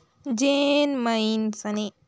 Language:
Chhattisgarhi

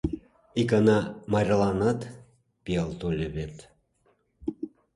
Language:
Mari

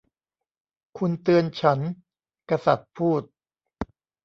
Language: Thai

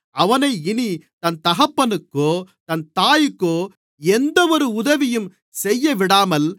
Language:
Tamil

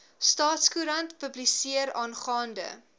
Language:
Afrikaans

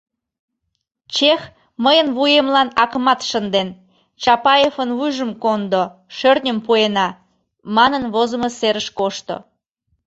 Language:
Mari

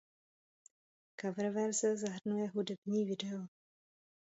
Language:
Czech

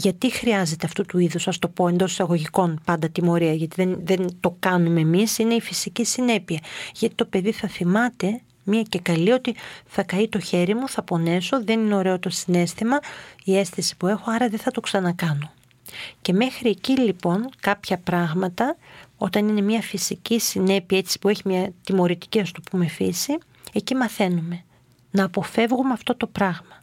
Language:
Greek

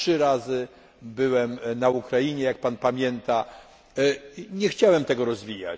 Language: Polish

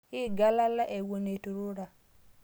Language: Masai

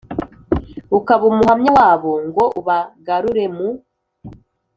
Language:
Kinyarwanda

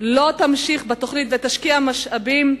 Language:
Hebrew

